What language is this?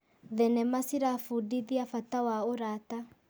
Kikuyu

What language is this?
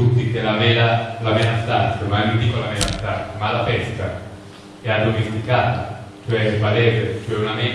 Italian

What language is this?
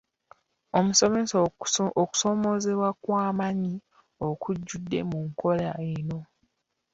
Ganda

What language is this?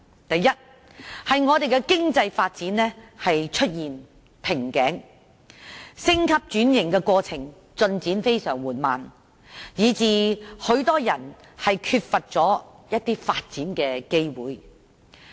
Cantonese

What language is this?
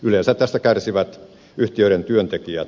Finnish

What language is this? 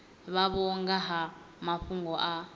Venda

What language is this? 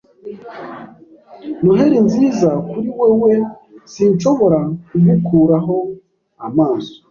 Kinyarwanda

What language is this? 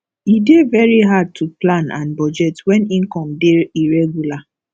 Nigerian Pidgin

